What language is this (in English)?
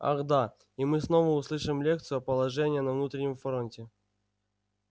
Russian